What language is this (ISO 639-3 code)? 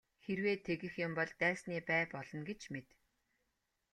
mon